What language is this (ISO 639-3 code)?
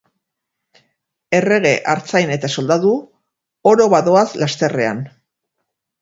eus